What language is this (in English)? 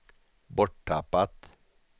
Swedish